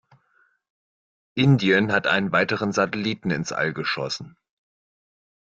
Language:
German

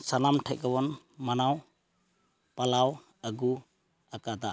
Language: Santali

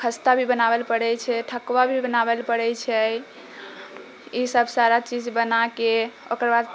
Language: Maithili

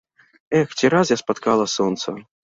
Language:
Belarusian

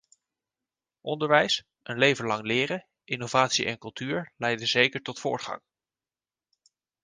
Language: Dutch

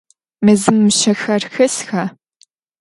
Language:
Adyghe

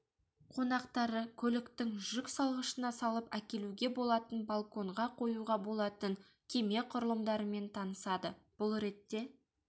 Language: Kazakh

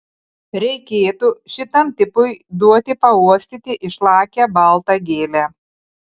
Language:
Lithuanian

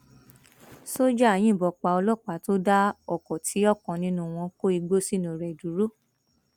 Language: Yoruba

